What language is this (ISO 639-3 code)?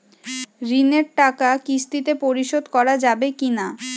ben